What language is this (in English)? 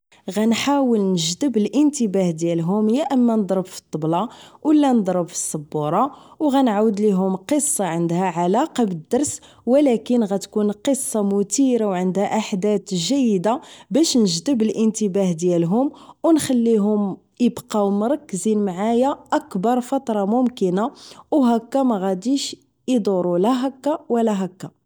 Moroccan Arabic